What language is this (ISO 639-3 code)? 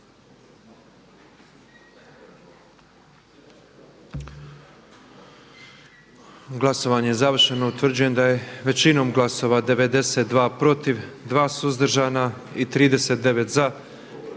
hrv